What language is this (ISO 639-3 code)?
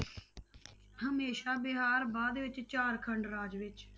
pan